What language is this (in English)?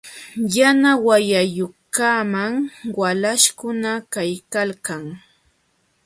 Jauja Wanca Quechua